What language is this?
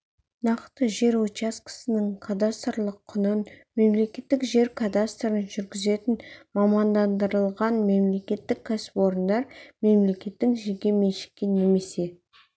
Kazakh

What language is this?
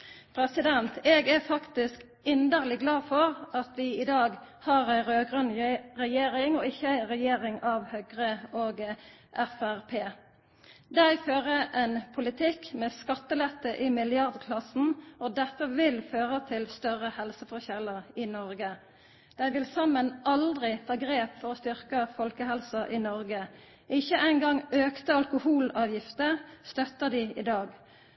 Norwegian Nynorsk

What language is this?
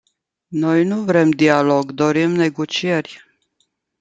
Romanian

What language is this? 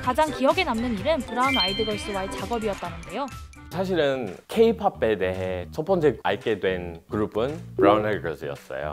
Korean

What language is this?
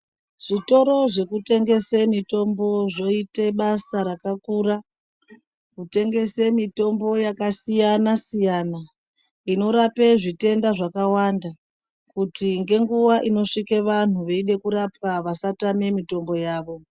Ndau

